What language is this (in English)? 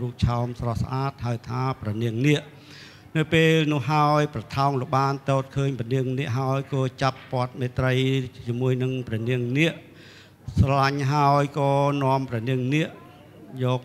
Thai